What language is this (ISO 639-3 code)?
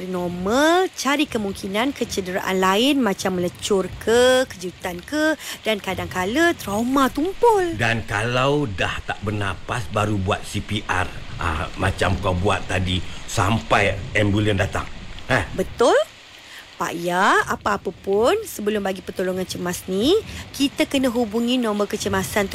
msa